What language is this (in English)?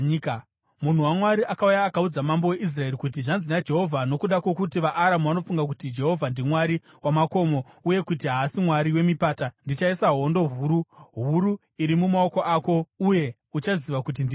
Shona